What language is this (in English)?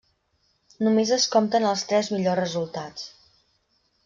Catalan